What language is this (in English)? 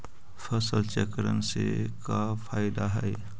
Magahi